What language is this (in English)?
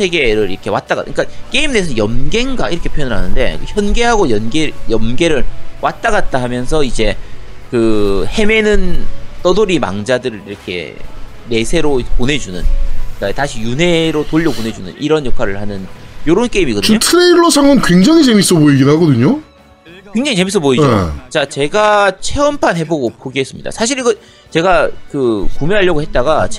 Korean